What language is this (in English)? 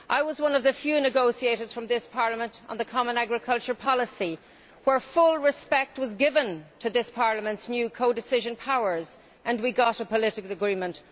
English